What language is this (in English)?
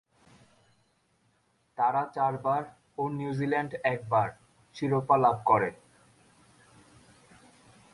Bangla